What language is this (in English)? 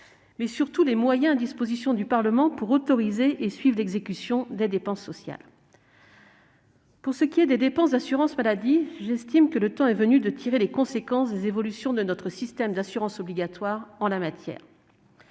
French